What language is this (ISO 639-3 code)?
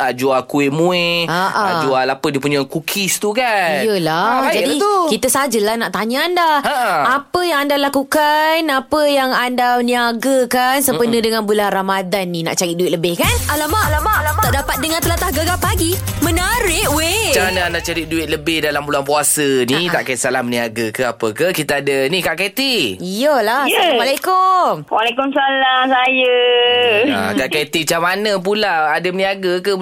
msa